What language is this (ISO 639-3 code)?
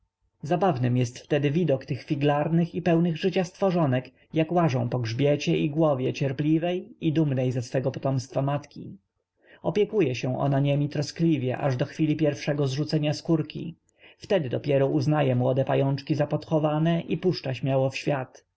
pol